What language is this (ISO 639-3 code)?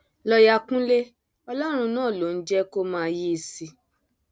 yor